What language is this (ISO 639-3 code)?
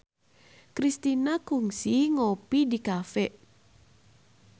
sun